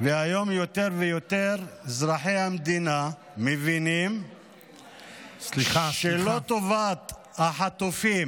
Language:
Hebrew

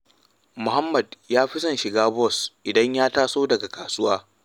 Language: Hausa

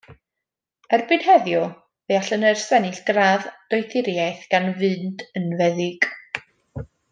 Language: Welsh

